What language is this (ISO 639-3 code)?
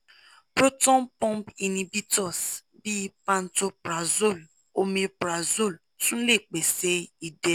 yor